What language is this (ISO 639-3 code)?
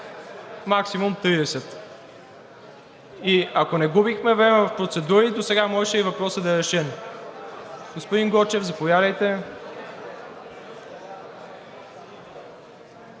bul